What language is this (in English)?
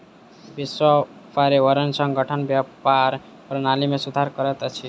Maithili